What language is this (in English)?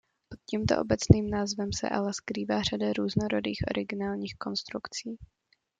Czech